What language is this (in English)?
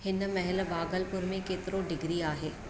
Sindhi